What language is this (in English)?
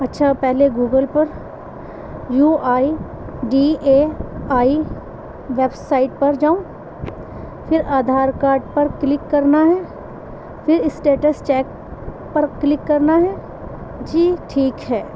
Urdu